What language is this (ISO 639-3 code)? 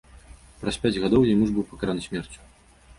bel